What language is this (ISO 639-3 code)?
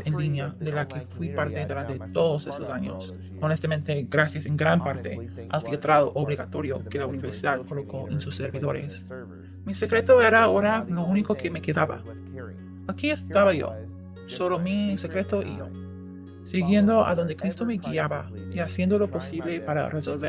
spa